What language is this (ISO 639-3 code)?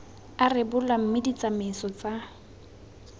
tsn